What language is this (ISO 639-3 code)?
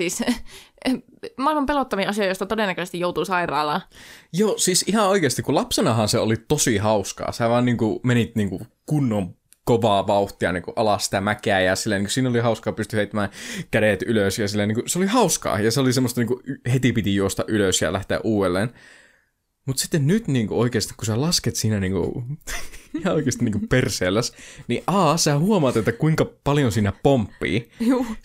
fin